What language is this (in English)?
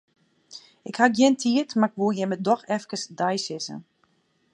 Western Frisian